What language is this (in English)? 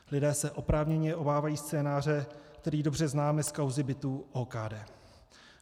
Czech